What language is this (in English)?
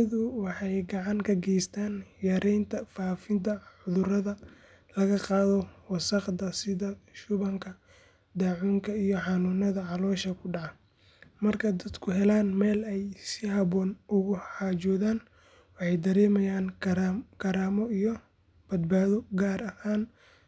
Somali